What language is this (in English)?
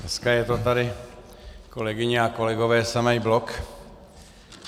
Czech